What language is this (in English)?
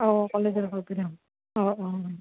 Assamese